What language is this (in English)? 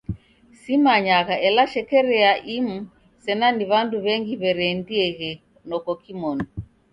Taita